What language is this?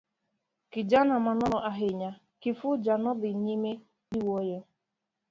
Luo (Kenya and Tanzania)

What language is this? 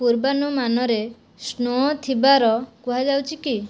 Odia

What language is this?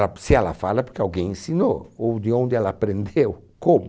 Portuguese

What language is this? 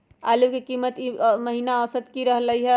Magahi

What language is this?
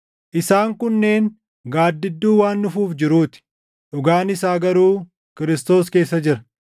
Oromo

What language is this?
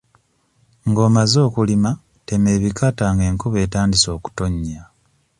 Ganda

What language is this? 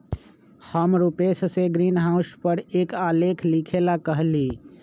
Magahi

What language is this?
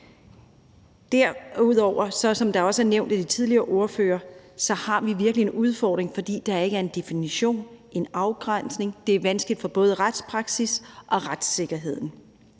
Danish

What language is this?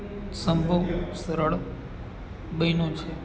Gujarati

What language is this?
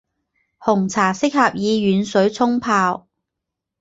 Chinese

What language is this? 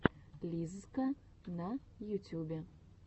Russian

